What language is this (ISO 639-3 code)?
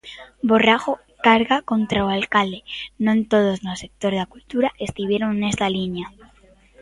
glg